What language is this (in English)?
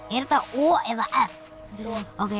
Icelandic